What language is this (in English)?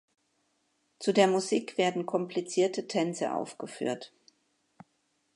German